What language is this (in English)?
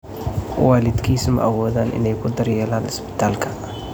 Somali